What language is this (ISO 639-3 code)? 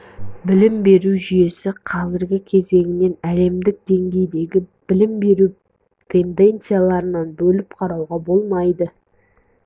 kaz